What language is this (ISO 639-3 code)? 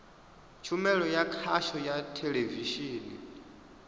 ven